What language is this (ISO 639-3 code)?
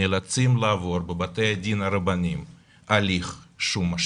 heb